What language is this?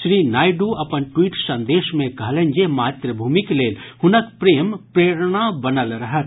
Maithili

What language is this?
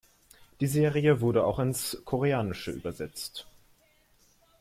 German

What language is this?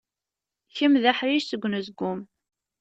Kabyle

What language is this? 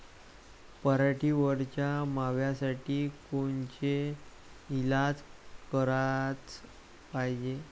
Marathi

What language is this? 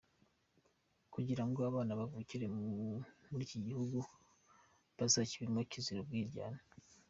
Kinyarwanda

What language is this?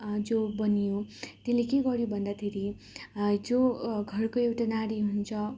Nepali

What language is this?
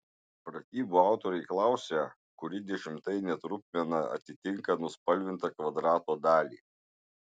Lithuanian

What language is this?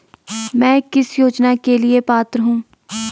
Hindi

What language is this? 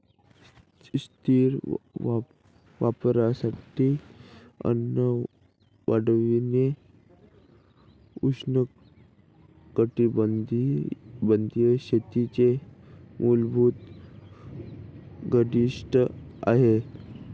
Marathi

